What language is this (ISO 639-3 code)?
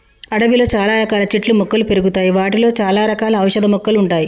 tel